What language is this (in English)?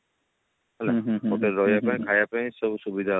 Odia